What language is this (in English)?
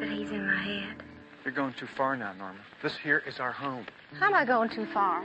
English